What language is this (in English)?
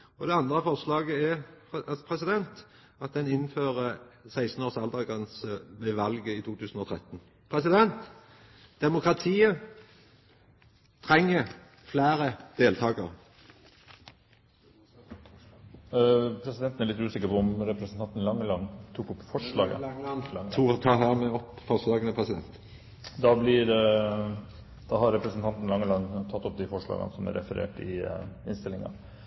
Norwegian